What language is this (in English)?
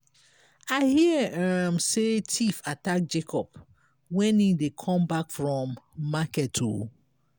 Nigerian Pidgin